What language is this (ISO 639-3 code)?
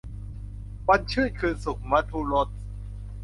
tha